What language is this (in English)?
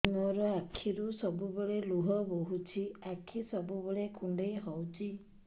Odia